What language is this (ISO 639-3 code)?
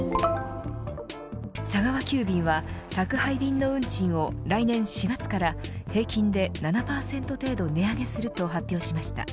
jpn